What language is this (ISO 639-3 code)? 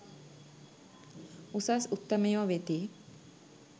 sin